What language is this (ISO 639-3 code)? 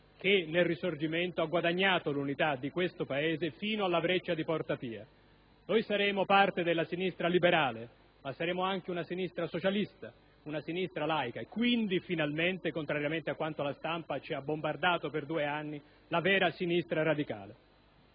ita